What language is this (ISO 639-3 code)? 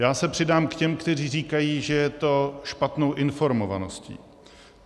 ces